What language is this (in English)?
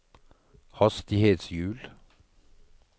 Norwegian